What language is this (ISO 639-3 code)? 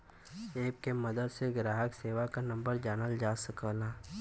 bho